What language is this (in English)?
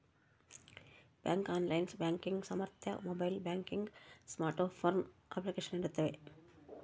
Kannada